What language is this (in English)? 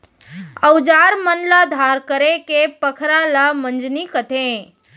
Chhattisgarhi